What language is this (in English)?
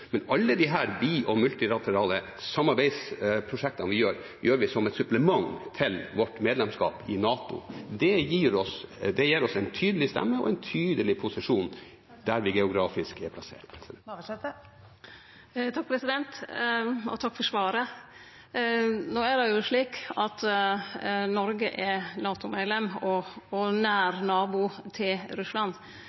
Norwegian